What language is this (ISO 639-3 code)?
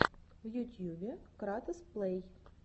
rus